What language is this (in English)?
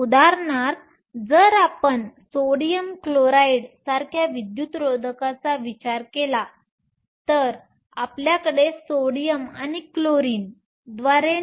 Marathi